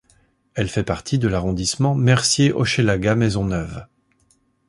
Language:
French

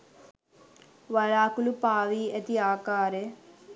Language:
Sinhala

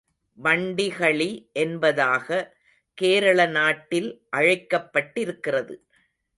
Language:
Tamil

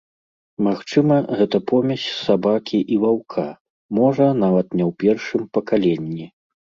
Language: Belarusian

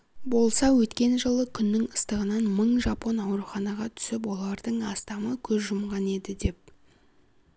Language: Kazakh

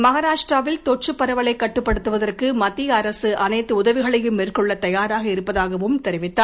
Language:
Tamil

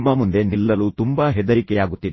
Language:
Kannada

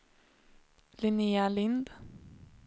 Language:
Swedish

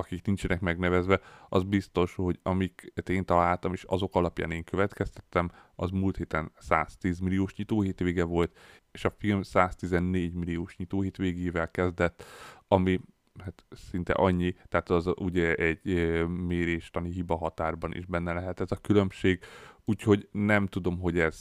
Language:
Hungarian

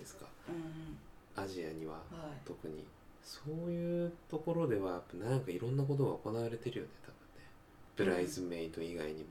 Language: Japanese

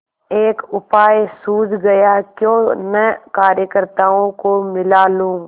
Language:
Hindi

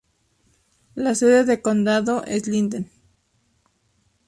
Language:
Spanish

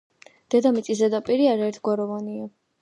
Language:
Georgian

